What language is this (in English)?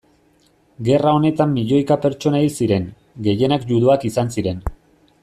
Basque